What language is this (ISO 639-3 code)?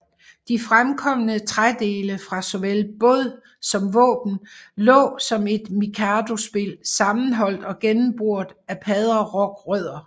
dan